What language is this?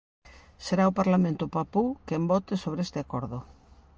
Galician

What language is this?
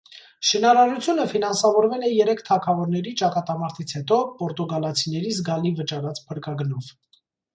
Armenian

